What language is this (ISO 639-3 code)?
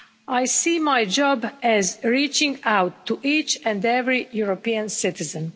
eng